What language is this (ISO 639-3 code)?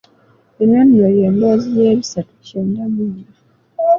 lug